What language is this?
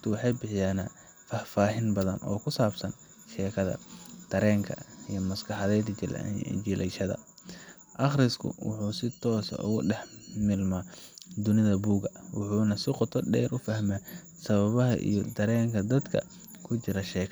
Somali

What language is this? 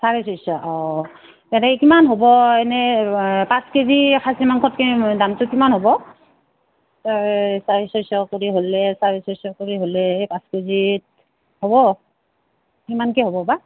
Assamese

